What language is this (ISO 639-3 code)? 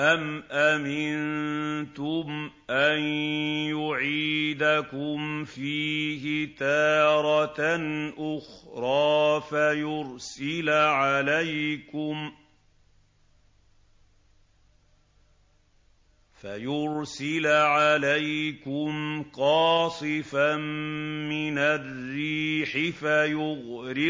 ara